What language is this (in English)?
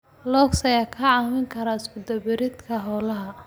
Somali